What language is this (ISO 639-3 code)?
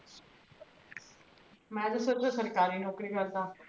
pan